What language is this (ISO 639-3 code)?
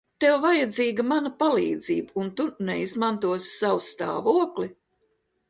lav